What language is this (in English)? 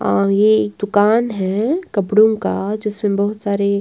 Hindi